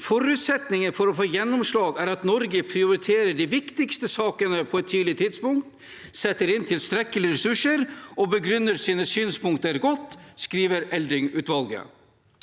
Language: Norwegian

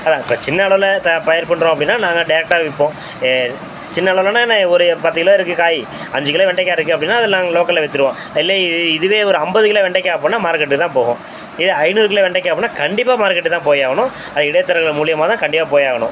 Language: Tamil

